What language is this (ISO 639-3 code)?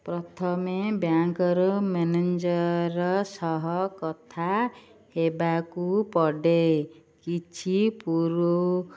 ori